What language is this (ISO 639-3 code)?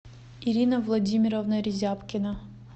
rus